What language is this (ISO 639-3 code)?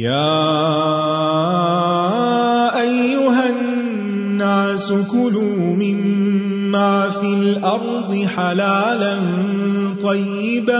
urd